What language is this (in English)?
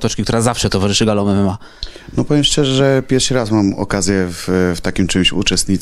Polish